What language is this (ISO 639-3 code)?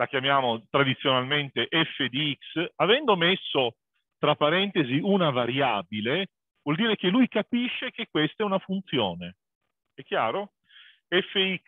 ita